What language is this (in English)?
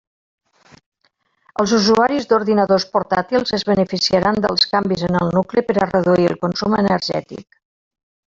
Catalan